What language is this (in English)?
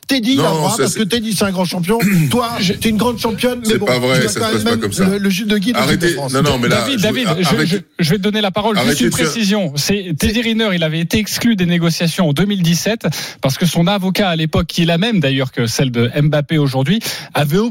French